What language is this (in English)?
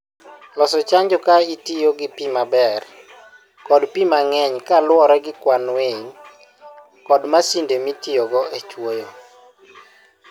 Luo (Kenya and Tanzania)